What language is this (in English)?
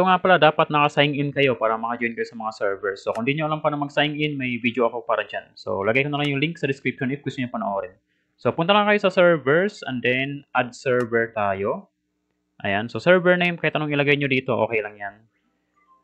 Filipino